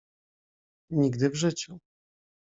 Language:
Polish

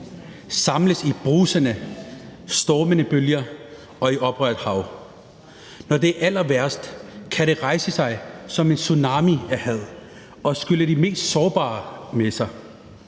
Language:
Danish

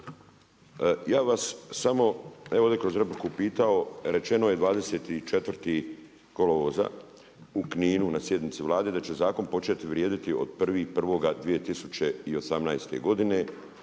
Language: Croatian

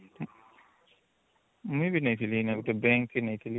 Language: Odia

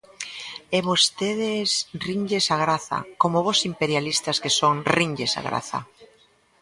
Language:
Galician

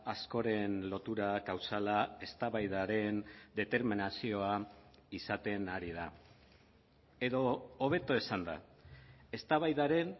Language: Basque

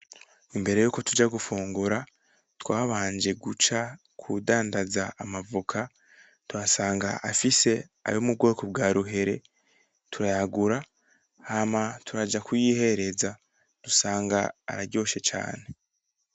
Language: Rundi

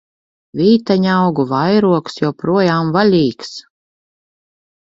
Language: Latvian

